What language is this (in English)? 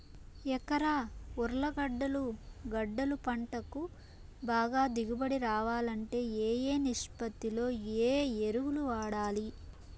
Telugu